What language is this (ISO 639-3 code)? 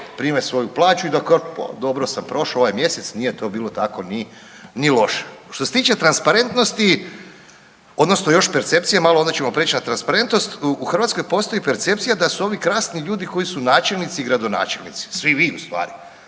hrv